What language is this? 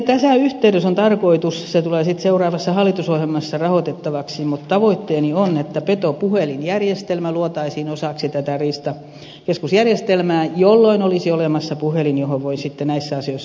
Finnish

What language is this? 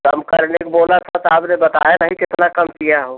Hindi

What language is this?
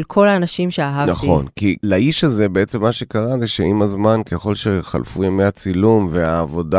Hebrew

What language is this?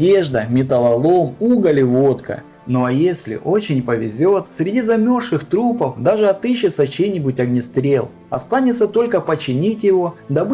Russian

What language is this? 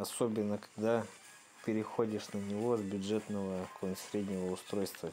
Russian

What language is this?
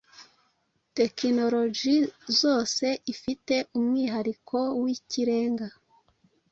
Kinyarwanda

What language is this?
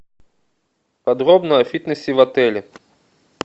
Russian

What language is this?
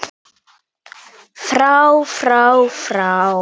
Icelandic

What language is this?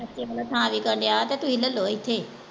Punjabi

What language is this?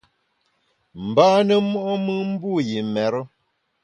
Bamun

